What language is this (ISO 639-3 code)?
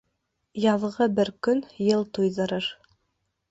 bak